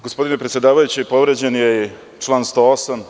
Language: Serbian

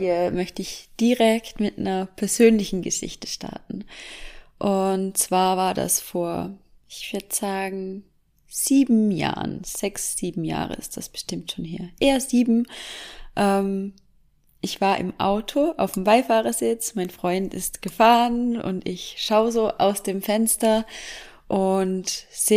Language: German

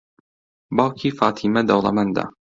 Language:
Central Kurdish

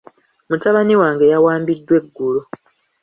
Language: Ganda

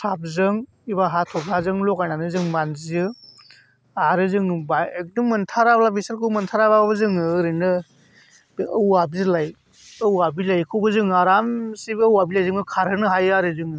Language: Bodo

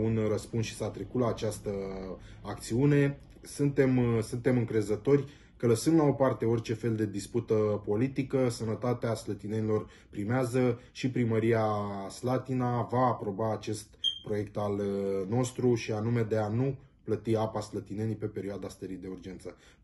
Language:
Romanian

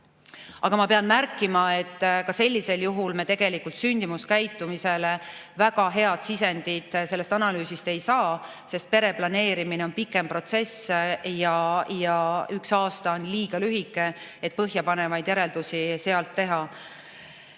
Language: Estonian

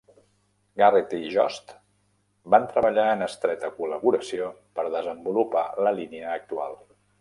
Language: Catalan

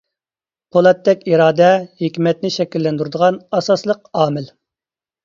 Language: Uyghur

